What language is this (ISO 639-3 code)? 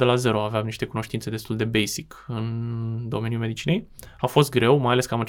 ron